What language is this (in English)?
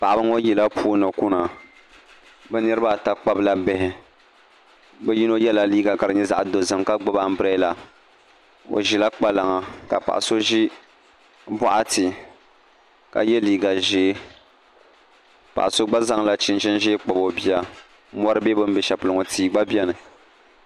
Dagbani